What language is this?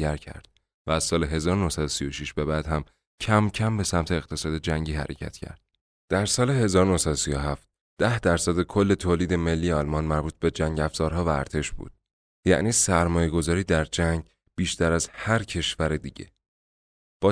Persian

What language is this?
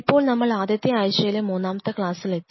Malayalam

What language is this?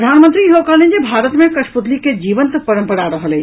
Maithili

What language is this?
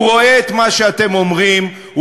Hebrew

